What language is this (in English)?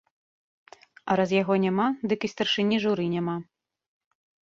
Belarusian